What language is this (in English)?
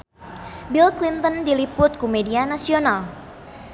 Sundanese